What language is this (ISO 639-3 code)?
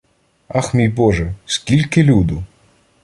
ukr